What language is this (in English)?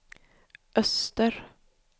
Swedish